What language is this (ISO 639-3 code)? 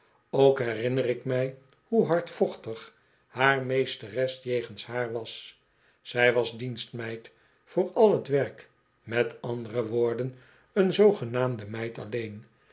nld